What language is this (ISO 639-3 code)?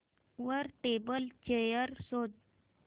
mar